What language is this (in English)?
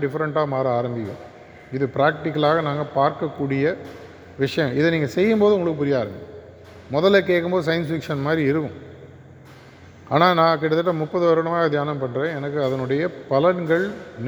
Tamil